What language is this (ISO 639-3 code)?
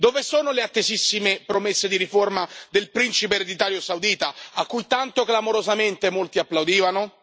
ita